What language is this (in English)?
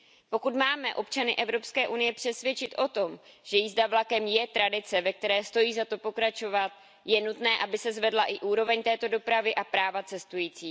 Czech